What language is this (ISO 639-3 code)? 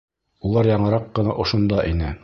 bak